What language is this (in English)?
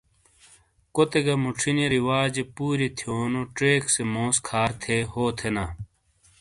Shina